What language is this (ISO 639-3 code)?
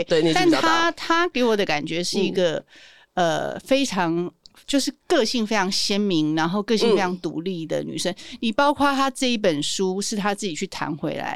zho